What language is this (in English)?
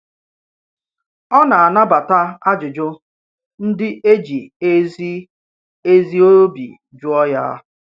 Igbo